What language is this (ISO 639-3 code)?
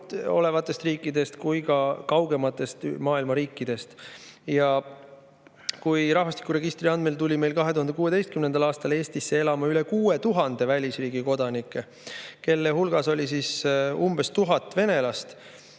est